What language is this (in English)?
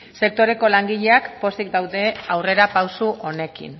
Basque